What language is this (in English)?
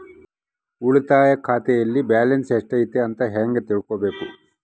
Kannada